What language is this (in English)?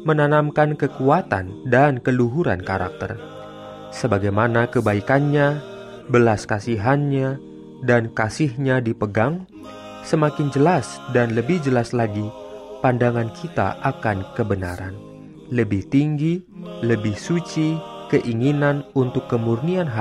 Indonesian